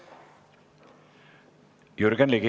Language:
Estonian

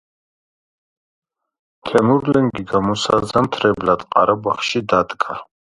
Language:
Georgian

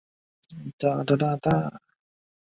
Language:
Chinese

